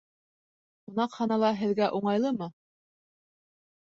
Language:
Bashkir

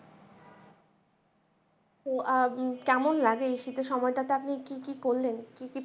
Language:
Bangla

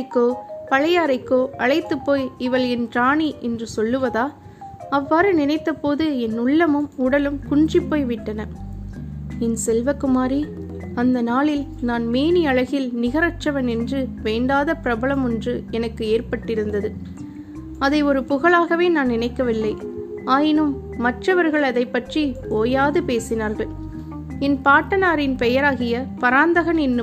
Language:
Tamil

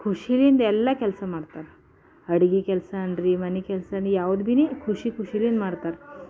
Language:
Kannada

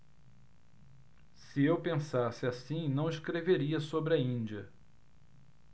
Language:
Portuguese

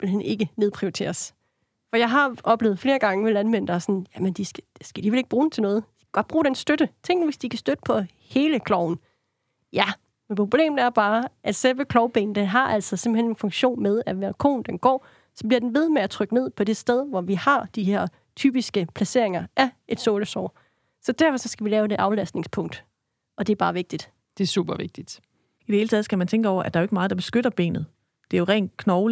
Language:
Danish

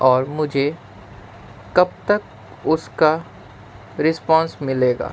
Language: Urdu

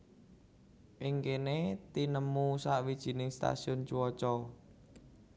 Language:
Javanese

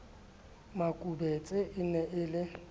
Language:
Southern Sotho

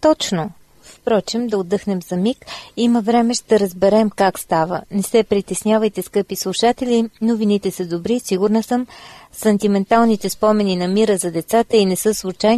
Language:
Bulgarian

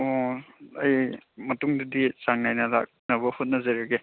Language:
Manipuri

